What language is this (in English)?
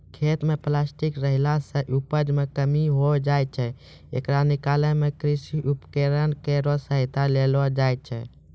Maithili